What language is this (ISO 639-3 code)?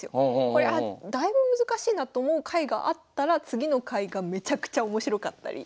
jpn